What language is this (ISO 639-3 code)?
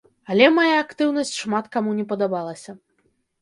bel